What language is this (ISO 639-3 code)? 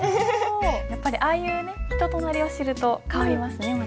jpn